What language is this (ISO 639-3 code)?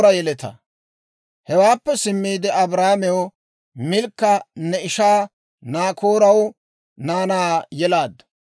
dwr